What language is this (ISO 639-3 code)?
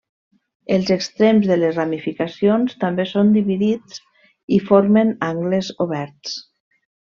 cat